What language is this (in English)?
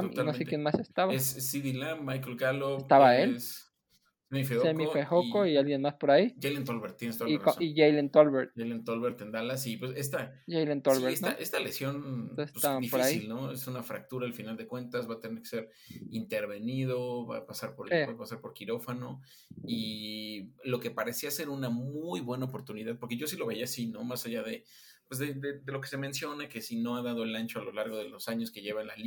Spanish